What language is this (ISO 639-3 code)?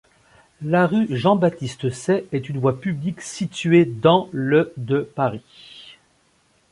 fra